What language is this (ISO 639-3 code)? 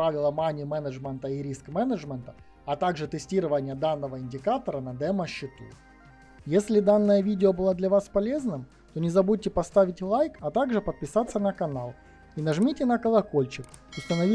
rus